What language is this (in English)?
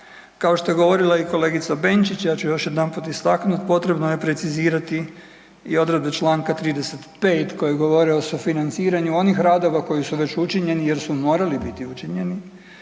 Croatian